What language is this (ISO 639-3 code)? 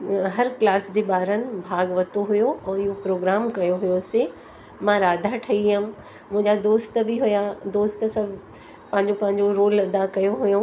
snd